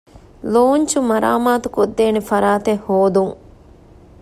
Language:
Divehi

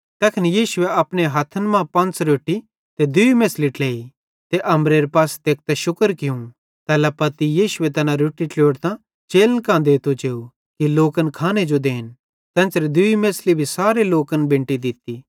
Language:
Bhadrawahi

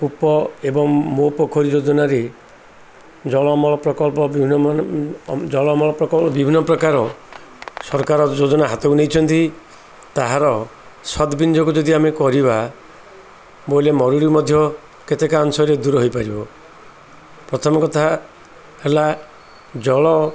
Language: Odia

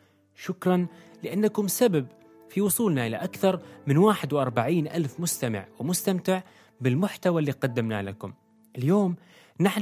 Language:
Arabic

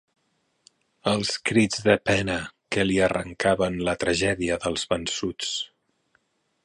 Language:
Catalan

